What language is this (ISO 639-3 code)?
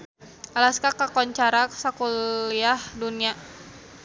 sun